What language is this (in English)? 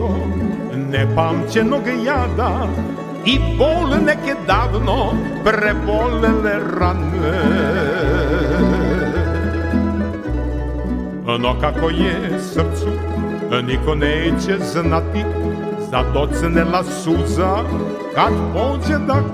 Croatian